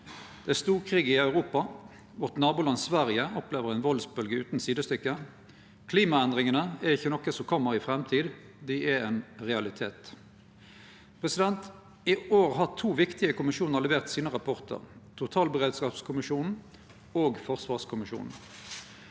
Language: Norwegian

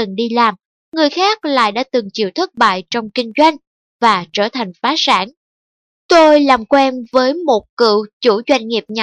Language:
Vietnamese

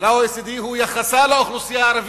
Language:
Hebrew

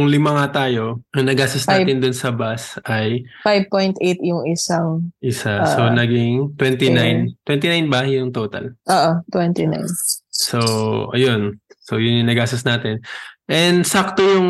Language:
Filipino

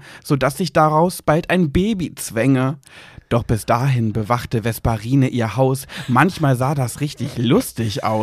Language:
German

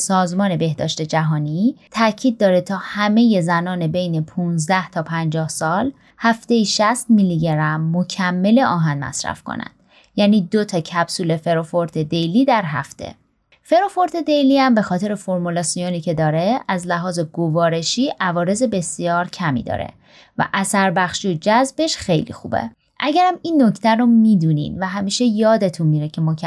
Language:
Persian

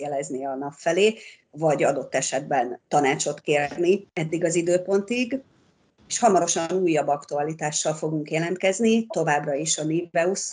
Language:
Hungarian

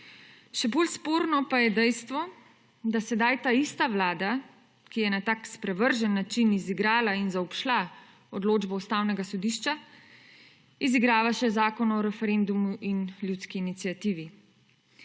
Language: Slovenian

